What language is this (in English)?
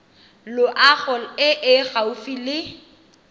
Tswana